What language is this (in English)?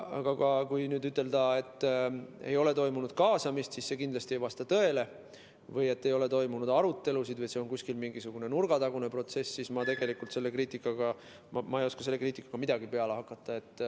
Estonian